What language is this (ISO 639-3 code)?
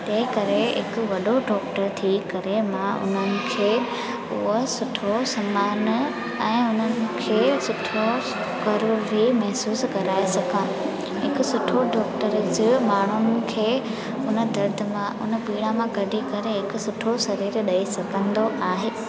snd